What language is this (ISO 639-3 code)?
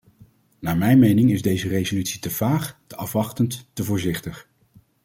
nld